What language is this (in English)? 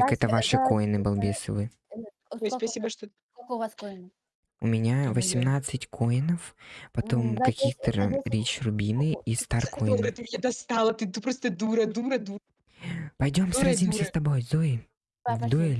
Russian